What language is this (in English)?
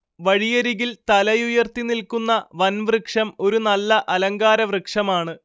Malayalam